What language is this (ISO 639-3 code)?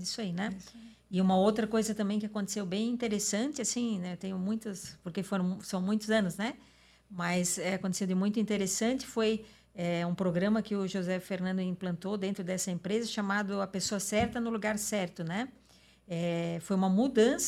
por